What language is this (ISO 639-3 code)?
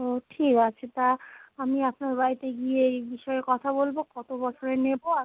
ben